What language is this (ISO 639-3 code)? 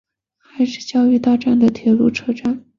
zho